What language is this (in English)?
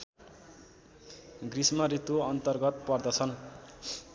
Nepali